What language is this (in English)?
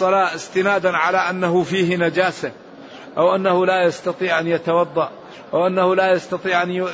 Arabic